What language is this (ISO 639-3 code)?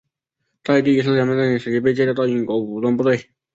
zho